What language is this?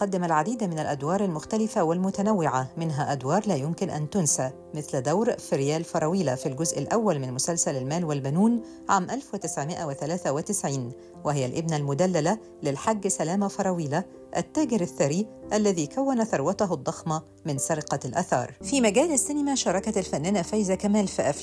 Arabic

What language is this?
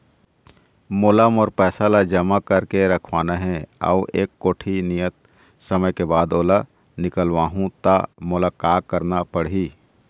Chhattisgarhi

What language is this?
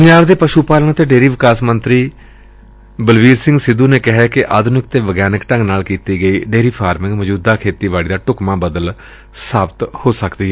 Punjabi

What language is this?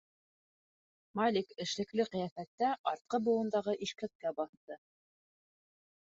Bashkir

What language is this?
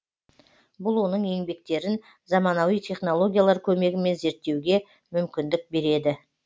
Kazakh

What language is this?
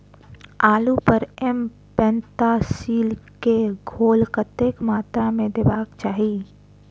Maithili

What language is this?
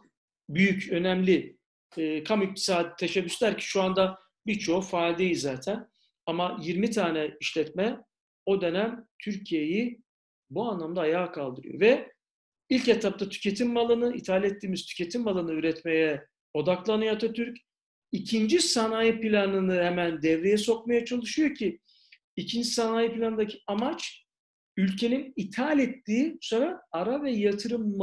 Turkish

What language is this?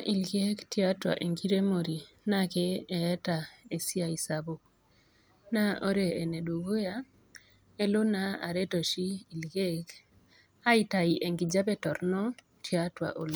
Masai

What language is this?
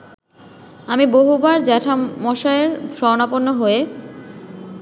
Bangla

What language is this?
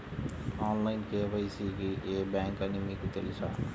Telugu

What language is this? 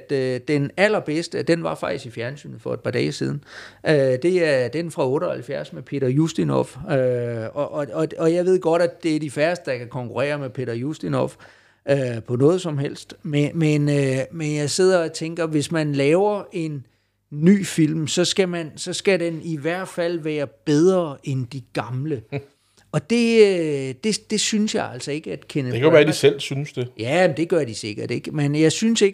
Danish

